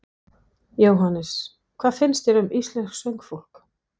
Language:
Icelandic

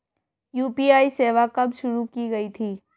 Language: Hindi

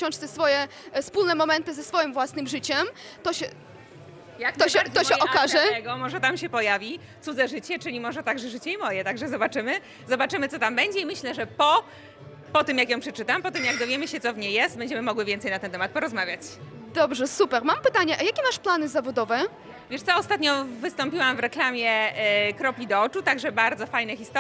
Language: Polish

